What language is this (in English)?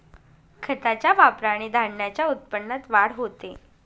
Marathi